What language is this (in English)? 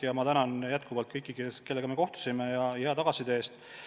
Estonian